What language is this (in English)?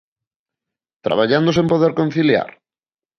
Galician